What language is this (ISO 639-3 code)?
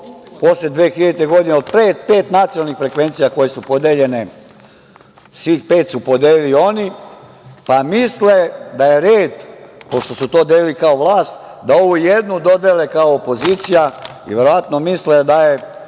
srp